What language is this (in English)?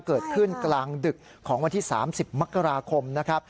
Thai